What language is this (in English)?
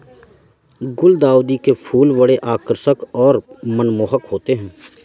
Hindi